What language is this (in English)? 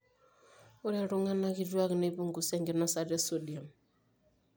Masai